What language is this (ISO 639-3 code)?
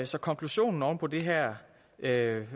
dan